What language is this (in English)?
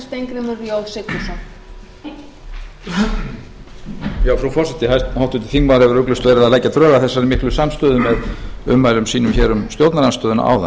Icelandic